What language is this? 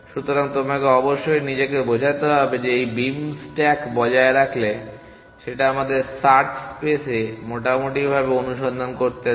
Bangla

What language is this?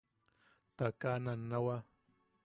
Yaqui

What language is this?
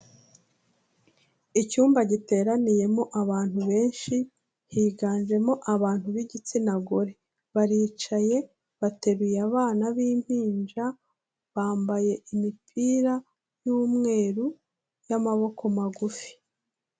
Kinyarwanda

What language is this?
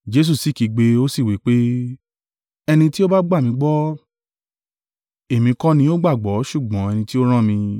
Yoruba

